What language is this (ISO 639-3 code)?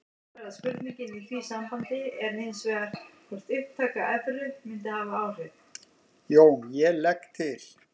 isl